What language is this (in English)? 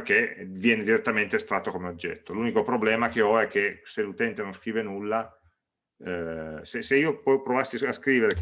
Italian